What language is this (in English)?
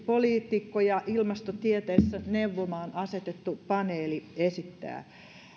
Finnish